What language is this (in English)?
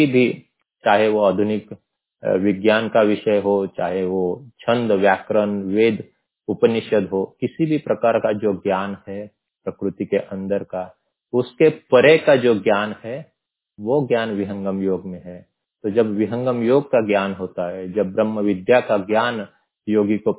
Hindi